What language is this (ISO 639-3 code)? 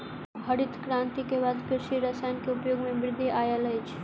mai